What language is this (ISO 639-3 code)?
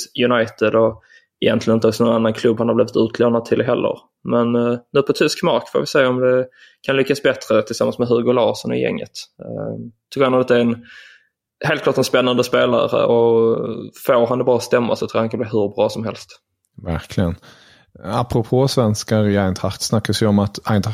swe